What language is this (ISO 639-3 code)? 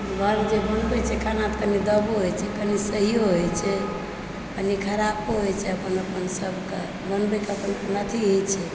mai